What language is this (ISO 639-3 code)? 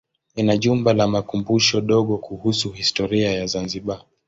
swa